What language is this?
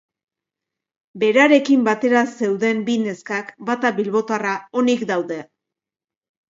Basque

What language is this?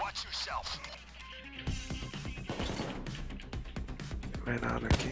Portuguese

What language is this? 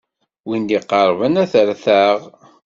Kabyle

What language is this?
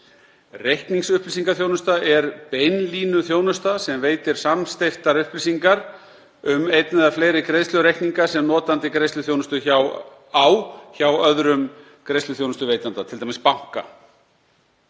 Icelandic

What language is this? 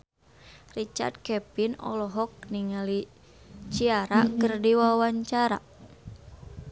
Sundanese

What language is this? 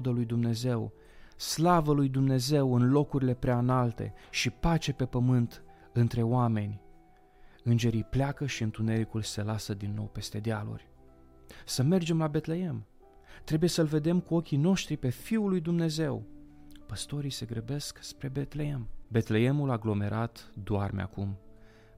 Romanian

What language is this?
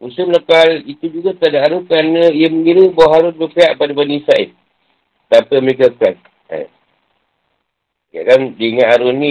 Malay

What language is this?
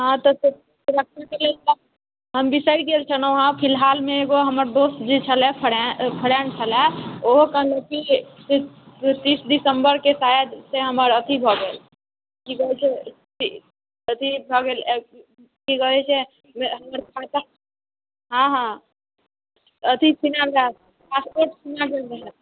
Maithili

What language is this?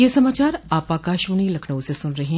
Hindi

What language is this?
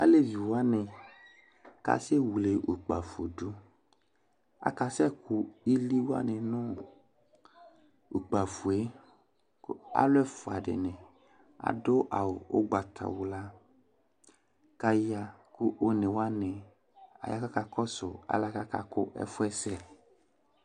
Ikposo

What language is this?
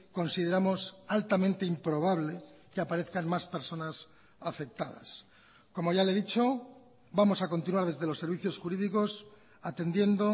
Spanish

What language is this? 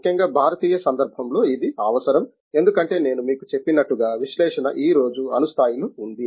Telugu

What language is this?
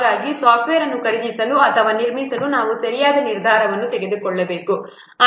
Kannada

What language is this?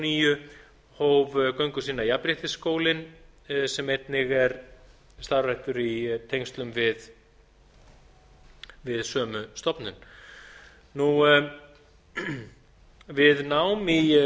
Icelandic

